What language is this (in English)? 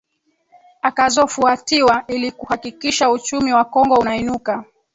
Swahili